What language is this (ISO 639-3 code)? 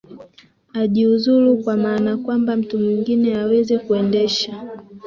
swa